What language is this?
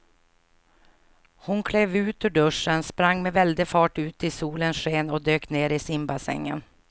Swedish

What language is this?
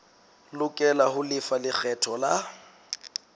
Southern Sotho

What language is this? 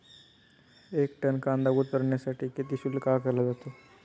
Marathi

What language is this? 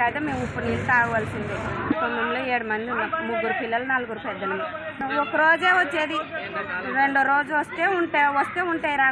Telugu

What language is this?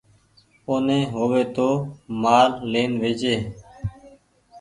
Goaria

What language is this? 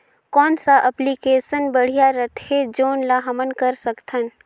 Chhattisgarhi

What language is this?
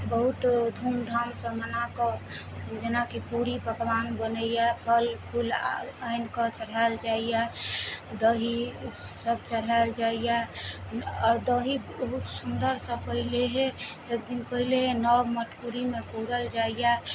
Maithili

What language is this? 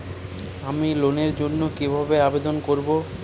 Bangla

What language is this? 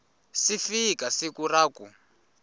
Tsonga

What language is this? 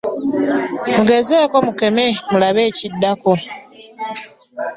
Ganda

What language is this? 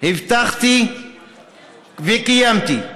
Hebrew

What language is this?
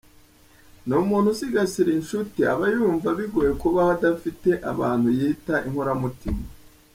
Kinyarwanda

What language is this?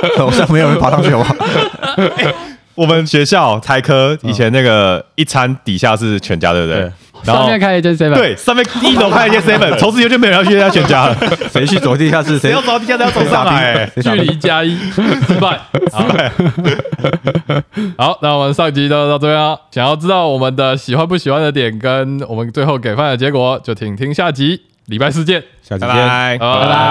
Chinese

